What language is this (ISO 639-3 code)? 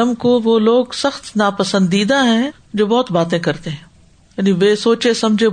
urd